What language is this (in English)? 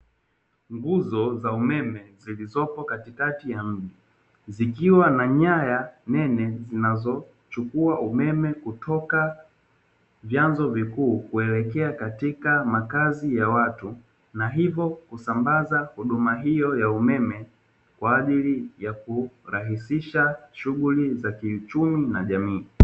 Swahili